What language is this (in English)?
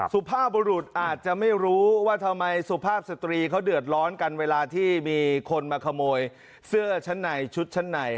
Thai